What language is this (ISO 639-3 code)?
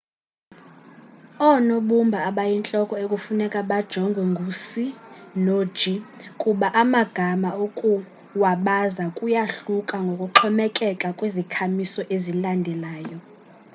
xho